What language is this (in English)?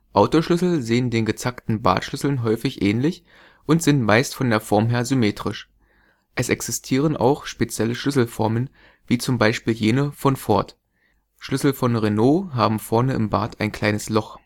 German